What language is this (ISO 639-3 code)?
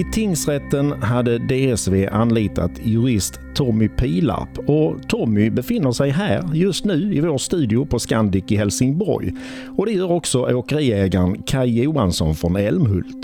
swe